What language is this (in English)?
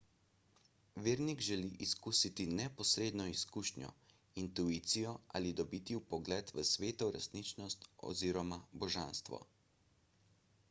Slovenian